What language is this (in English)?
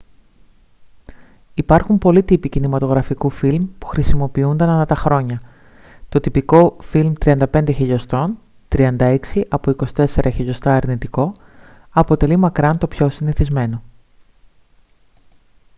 Greek